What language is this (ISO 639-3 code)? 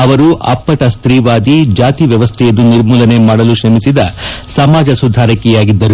kan